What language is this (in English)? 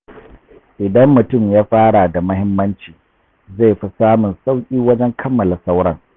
Hausa